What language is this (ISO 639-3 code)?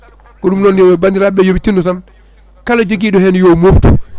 ful